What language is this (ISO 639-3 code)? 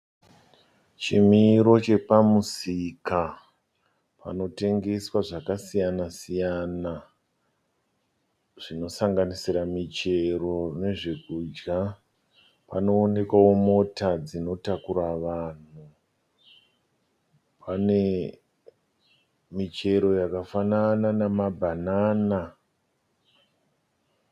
sna